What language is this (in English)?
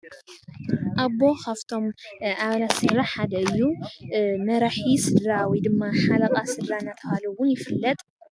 Tigrinya